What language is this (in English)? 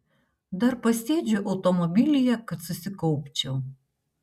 Lithuanian